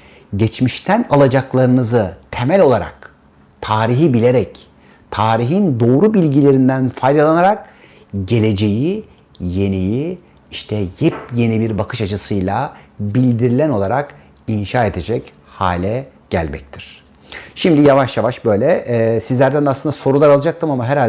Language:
Turkish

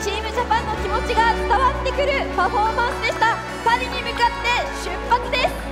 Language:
Japanese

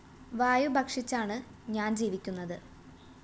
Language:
Malayalam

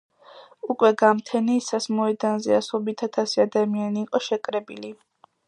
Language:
Georgian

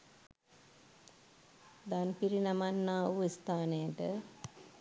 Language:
Sinhala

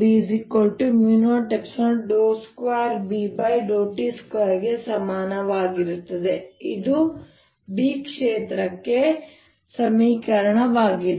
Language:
Kannada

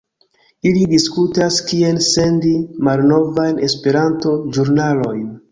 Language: Esperanto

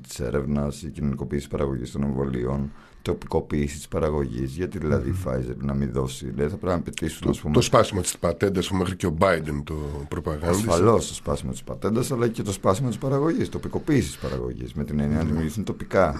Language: Greek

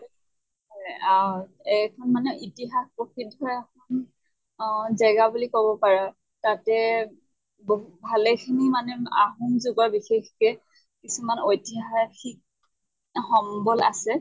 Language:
Assamese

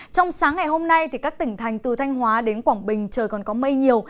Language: Vietnamese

